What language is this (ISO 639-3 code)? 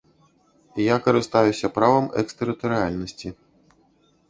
bel